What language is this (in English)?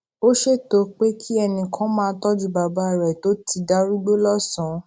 Yoruba